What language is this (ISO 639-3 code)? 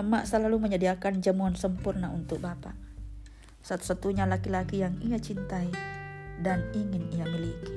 ind